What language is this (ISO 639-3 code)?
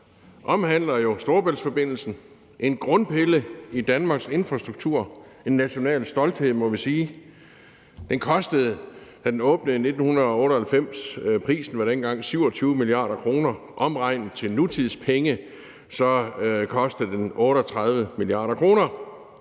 dan